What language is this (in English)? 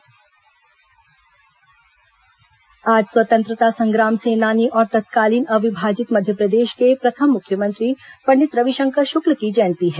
Hindi